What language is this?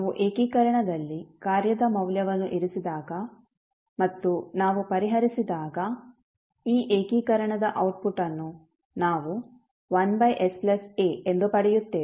Kannada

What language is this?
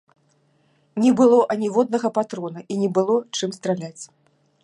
Belarusian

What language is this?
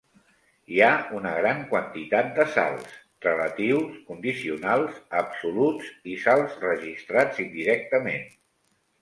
Catalan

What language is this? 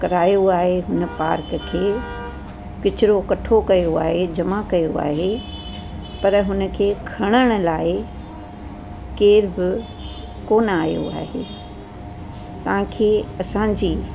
Sindhi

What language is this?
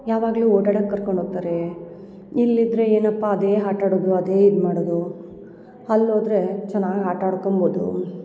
Kannada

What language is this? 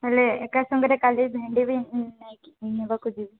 Odia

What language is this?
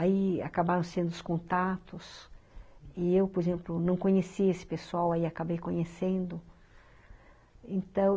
Portuguese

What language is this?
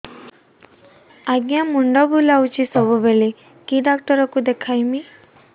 Odia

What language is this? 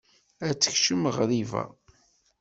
Kabyle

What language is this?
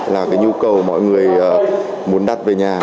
Vietnamese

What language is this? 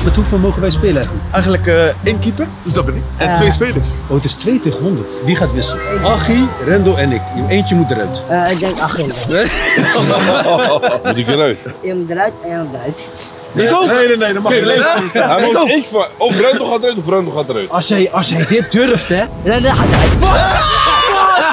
Dutch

